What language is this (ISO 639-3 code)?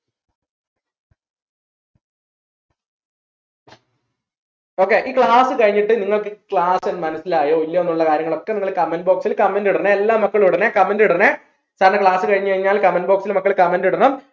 mal